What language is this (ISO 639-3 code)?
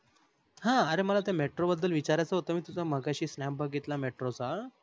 mar